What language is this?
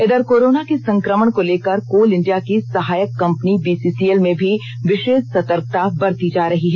Hindi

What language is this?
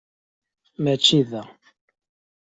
Kabyle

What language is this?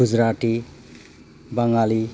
Bodo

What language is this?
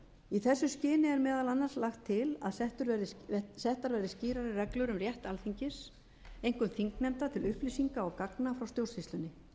Icelandic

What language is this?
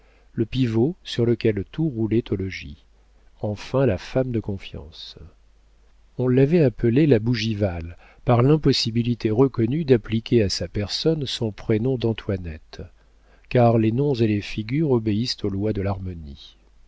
French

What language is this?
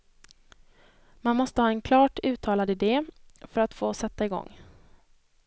Swedish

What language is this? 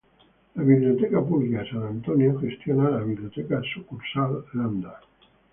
Spanish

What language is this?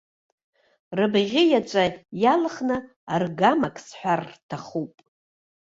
Abkhazian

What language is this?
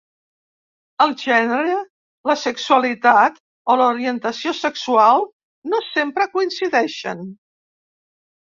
Catalan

